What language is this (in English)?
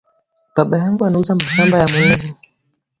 Swahili